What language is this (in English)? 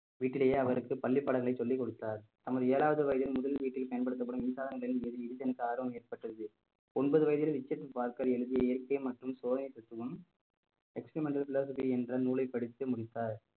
Tamil